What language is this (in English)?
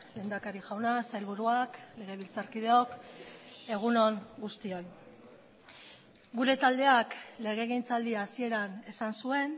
Basque